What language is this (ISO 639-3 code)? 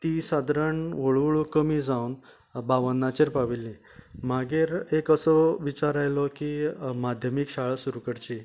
kok